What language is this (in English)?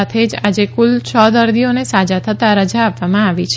Gujarati